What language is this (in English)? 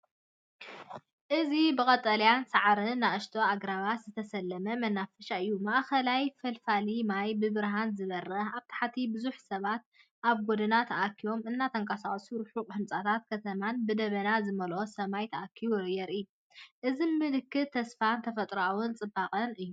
Tigrinya